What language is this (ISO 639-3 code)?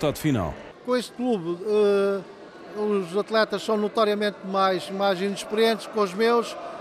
por